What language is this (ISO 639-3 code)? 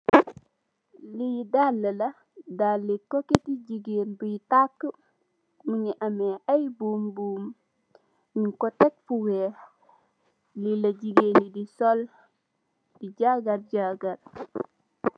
wol